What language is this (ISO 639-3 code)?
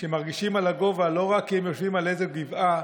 heb